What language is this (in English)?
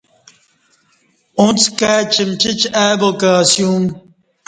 Kati